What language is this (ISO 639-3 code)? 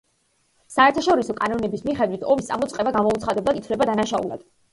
kat